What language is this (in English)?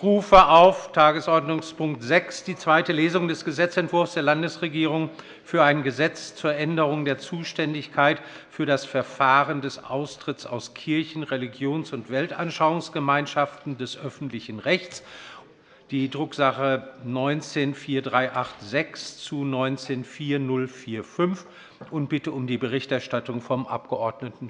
German